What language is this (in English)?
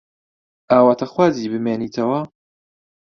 Central Kurdish